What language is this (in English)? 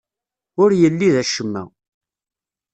Kabyle